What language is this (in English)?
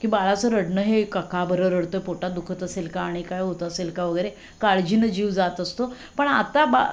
Marathi